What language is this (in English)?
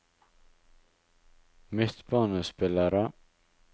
Norwegian